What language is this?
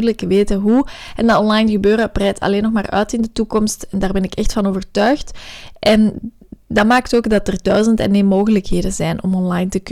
Dutch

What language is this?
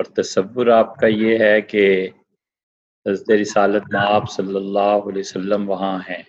Urdu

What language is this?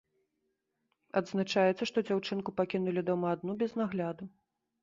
Belarusian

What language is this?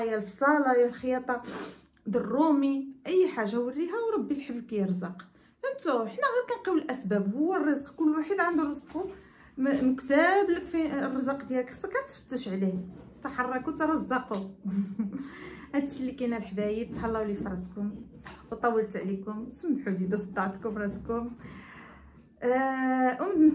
Arabic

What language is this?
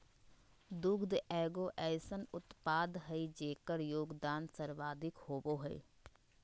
Magahi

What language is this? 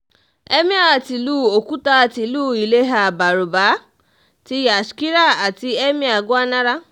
Yoruba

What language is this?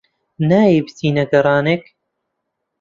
Central Kurdish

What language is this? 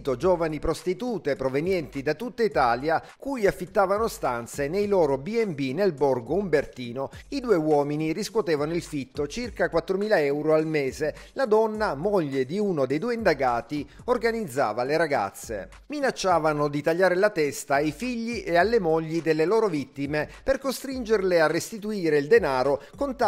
Italian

